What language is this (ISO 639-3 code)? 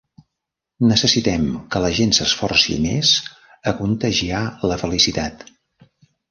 cat